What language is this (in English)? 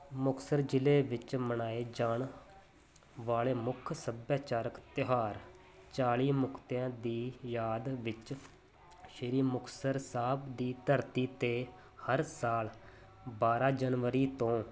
Punjabi